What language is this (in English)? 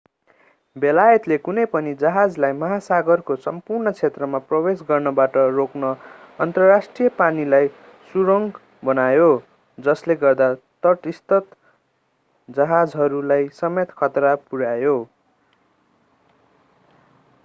Nepali